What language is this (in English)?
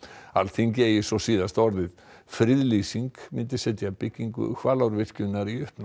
Icelandic